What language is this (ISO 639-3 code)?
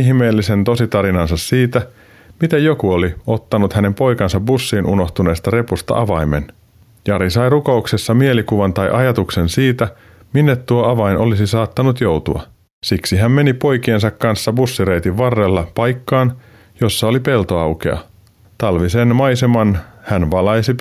fin